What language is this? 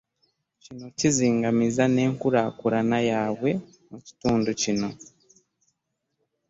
Ganda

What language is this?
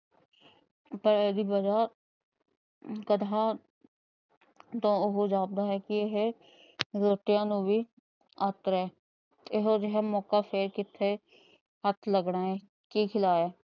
Punjabi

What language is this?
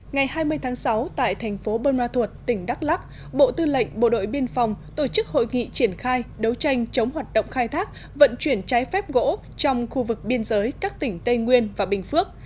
Vietnamese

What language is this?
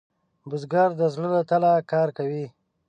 Pashto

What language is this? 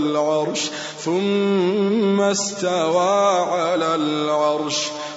Arabic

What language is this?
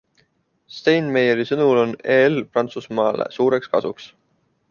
Estonian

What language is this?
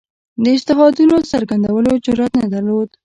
Pashto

